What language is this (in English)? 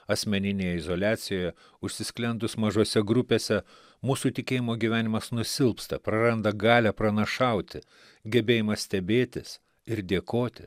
Lithuanian